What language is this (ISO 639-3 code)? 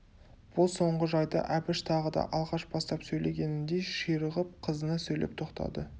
kaz